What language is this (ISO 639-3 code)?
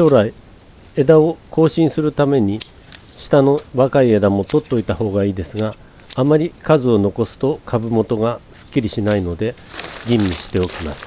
jpn